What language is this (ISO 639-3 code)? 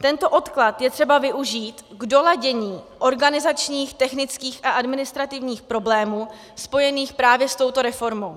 ces